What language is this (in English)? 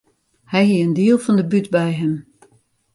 Western Frisian